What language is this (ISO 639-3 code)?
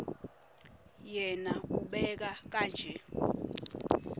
ssw